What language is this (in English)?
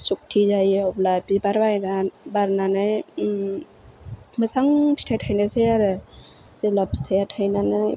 Bodo